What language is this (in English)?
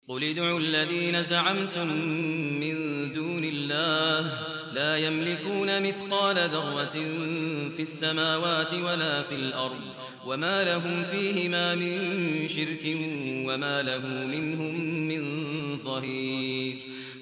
Arabic